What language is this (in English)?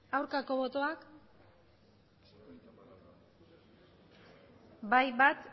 Basque